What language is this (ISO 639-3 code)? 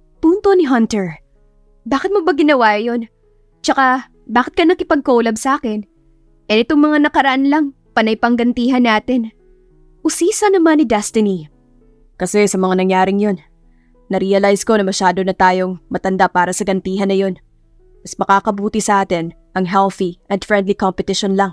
fil